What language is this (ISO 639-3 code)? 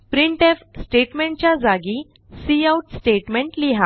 mar